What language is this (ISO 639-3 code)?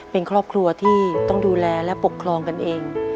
tha